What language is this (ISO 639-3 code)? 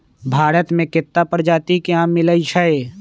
mag